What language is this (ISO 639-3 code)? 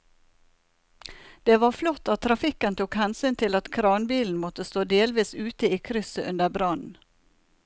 nor